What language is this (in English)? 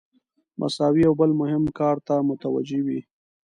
Pashto